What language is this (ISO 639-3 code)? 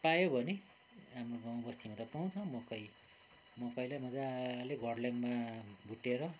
nep